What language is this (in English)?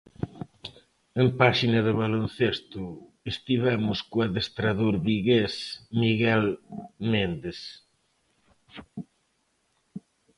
Galician